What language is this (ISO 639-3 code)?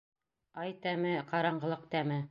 bak